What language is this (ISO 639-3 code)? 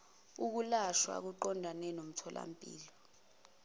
zul